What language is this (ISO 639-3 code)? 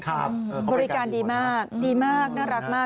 tha